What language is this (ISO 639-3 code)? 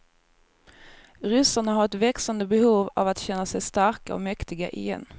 swe